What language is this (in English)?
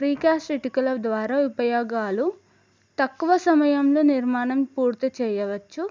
Telugu